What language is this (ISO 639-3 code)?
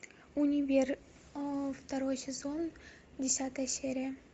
rus